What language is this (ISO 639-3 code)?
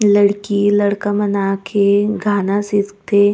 hne